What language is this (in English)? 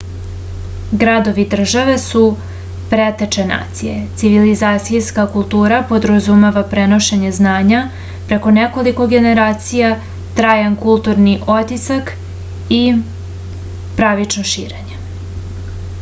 Serbian